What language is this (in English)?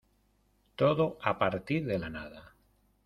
Spanish